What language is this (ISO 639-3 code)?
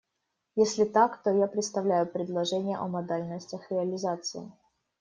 rus